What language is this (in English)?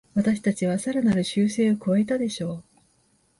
Japanese